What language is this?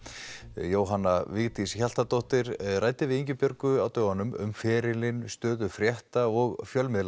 Icelandic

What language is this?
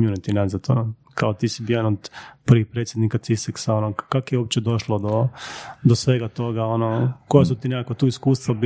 Croatian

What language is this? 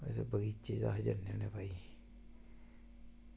Dogri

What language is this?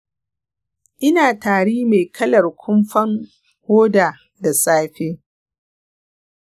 Hausa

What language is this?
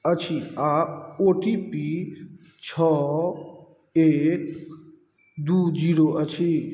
Maithili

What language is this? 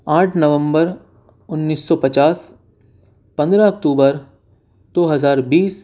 Urdu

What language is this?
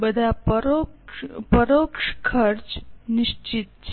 Gujarati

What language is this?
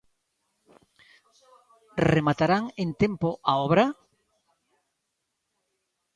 Galician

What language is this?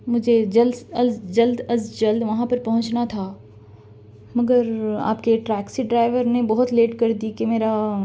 Urdu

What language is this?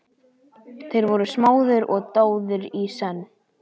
Icelandic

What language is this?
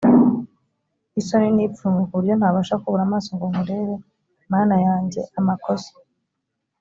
Kinyarwanda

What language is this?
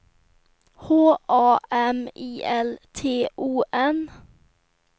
Swedish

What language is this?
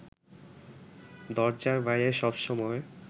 Bangla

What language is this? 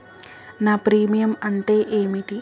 Telugu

